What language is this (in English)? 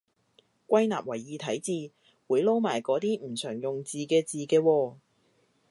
Cantonese